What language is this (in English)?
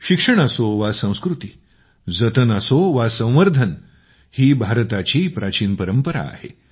Marathi